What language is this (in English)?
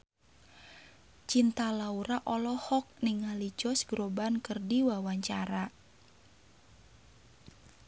Sundanese